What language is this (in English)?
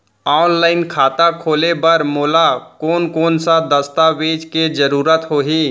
Chhattisgarhi